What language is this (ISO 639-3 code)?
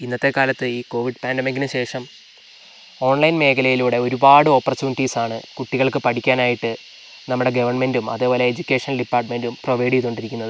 mal